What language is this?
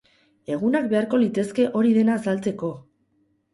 Basque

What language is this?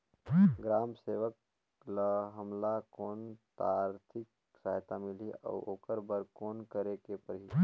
Chhattisgarhi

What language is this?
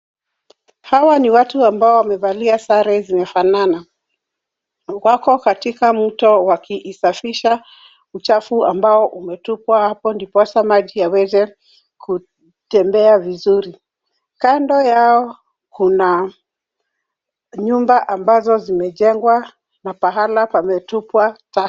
Swahili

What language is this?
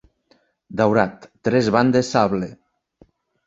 Catalan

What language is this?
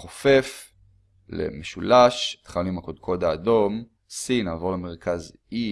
Hebrew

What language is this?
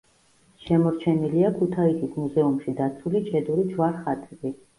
Georgian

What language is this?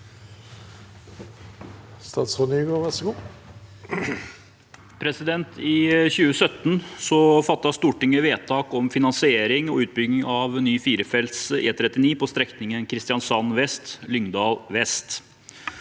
Norwegian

